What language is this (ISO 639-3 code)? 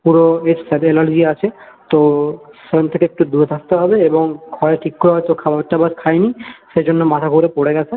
ben